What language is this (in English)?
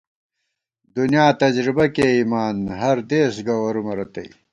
Gawar-Bati